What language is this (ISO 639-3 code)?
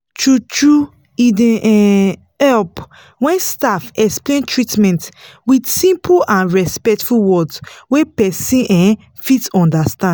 pcm